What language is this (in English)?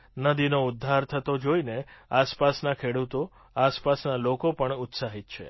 Gujarati